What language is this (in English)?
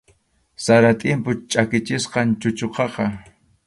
Arequipa-La Unión Quechua